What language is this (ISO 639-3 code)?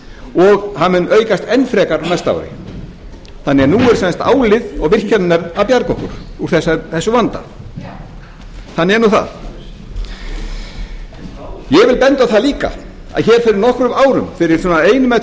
isl